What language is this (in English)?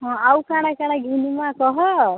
Odia